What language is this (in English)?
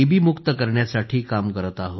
Marathi